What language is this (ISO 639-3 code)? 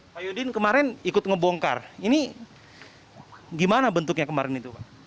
ind